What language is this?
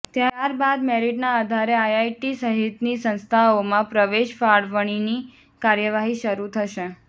Gujarati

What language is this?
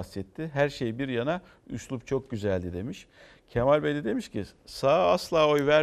Turkish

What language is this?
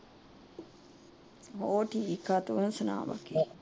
Punjabi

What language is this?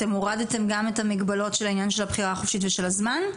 Hebrew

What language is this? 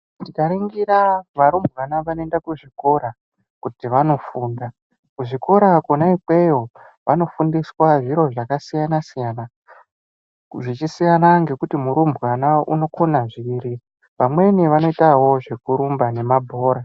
Ndau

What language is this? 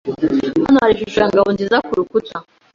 Kinyarwanda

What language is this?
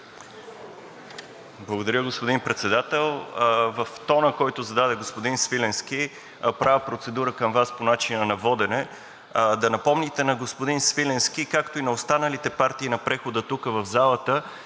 Bulgarian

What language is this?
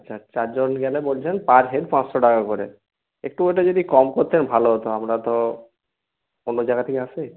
Bangla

